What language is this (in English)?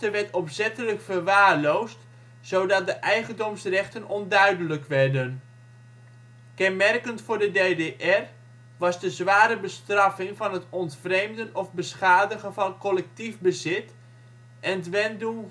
Dutch